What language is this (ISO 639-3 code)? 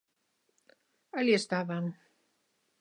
glg